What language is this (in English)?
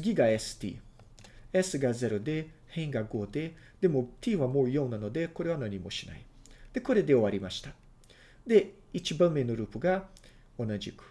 Japanese